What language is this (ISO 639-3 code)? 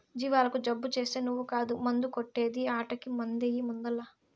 tel